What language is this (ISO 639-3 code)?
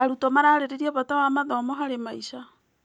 kik